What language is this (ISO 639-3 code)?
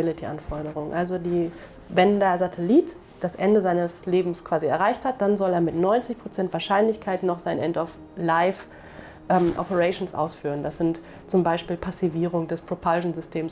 deu